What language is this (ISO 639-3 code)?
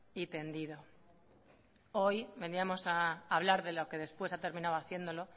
spa